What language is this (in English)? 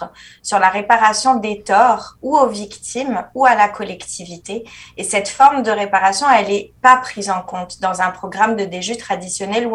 French